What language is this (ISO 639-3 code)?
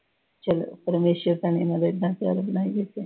pan